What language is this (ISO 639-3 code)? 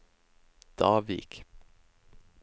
nor